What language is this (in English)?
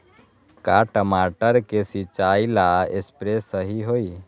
Magahi